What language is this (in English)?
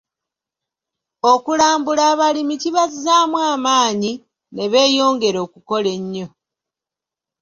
Ganda